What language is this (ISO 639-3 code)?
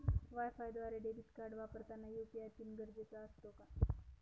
mar